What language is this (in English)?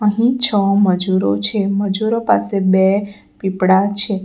Gujarati